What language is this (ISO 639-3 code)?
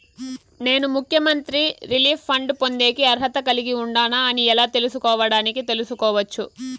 tel